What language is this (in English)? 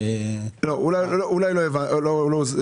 Hebrew